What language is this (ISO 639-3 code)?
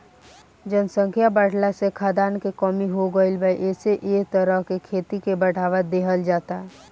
bho